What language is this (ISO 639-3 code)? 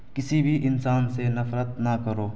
urd